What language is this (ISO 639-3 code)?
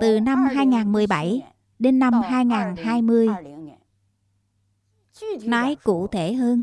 vie